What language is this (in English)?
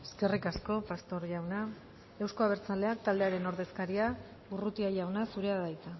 Basque